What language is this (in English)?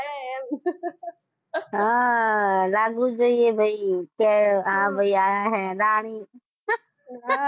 Gujarati